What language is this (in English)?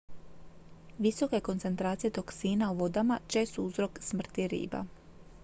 Croatian